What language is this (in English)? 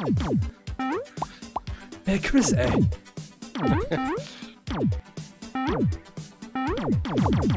German